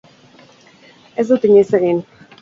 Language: Basque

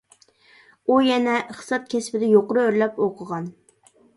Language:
Uyghur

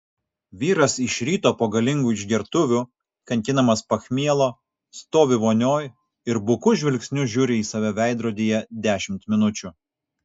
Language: Lithuanian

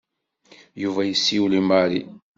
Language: Kabyle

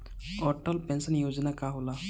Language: Bhojpuri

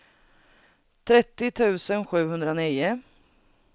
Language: Swedish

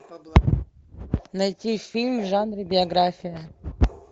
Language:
Russian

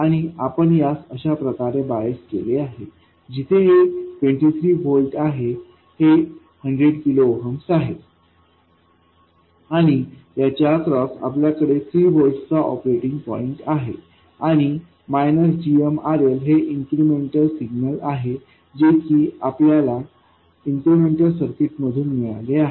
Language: Marathi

